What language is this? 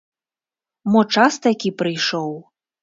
Belarusian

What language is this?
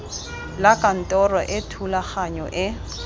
Tswana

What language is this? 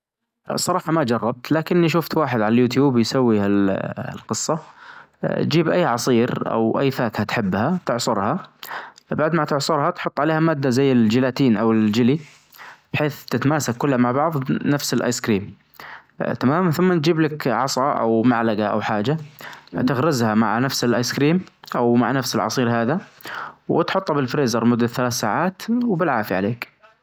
Najdi Arabic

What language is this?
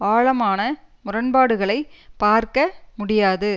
Tamil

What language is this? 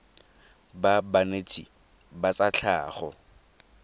Tswana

